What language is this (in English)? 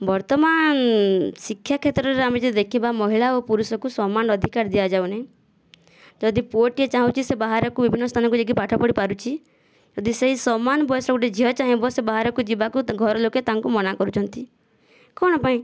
Odia